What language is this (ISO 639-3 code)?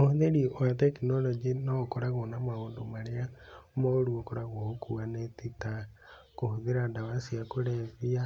kik